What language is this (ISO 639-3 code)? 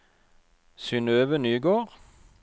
nor